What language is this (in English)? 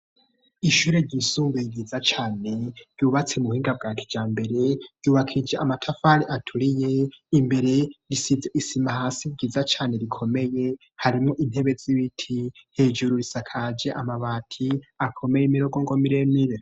Rundi